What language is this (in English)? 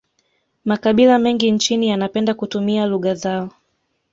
Swahili